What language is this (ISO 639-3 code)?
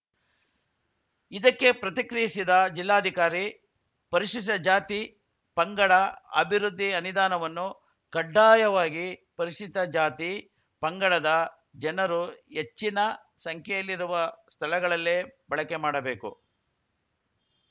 kan